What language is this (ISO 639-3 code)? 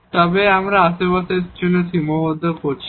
ben